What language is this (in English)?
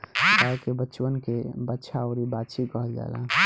Bhojpuri